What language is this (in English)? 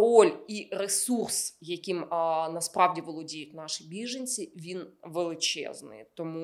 Ukrainian